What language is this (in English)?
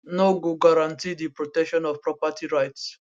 Nigerian Pidgin